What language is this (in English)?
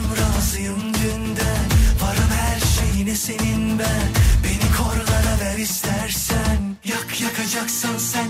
Turkish